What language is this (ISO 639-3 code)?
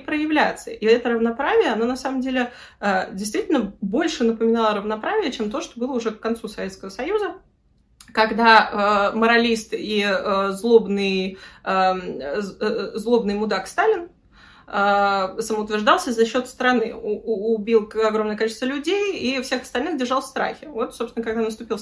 rus